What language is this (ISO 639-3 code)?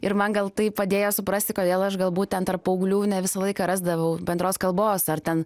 lit